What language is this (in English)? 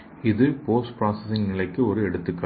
Tamil